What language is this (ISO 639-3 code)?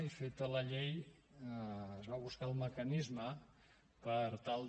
cat